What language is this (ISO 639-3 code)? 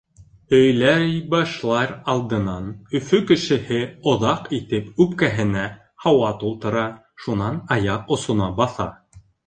bak